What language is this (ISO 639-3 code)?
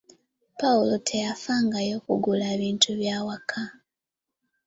lug